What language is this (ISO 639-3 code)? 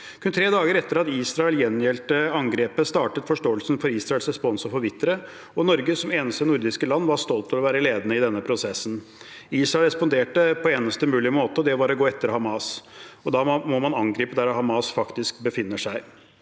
nor